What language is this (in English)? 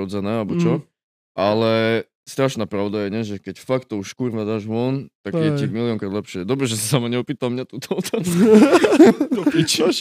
Czech